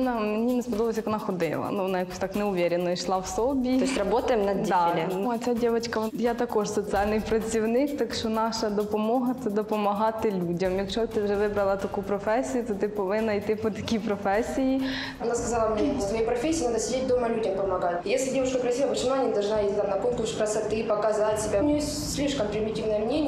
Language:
Russian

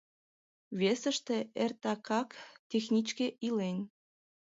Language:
Mari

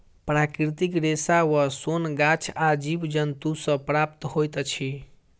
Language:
Maithili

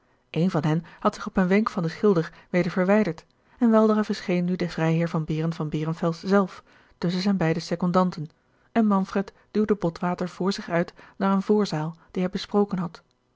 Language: Dutch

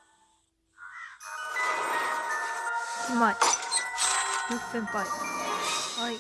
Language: Japanese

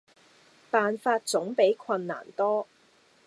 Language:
Cantonese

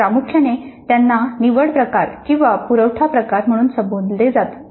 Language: Marathi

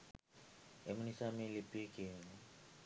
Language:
Sinhala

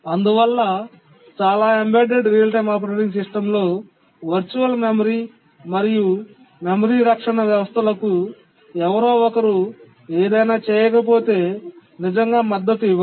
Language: Telugu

